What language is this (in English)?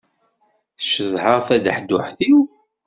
Kabyle